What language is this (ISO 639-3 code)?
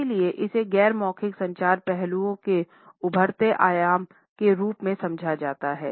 hin